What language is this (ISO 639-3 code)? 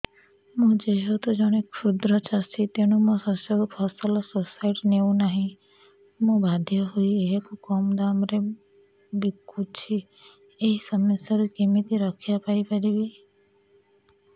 ori